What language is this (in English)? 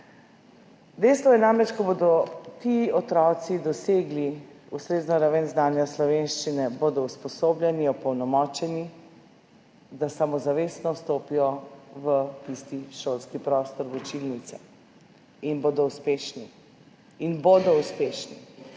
Slovenian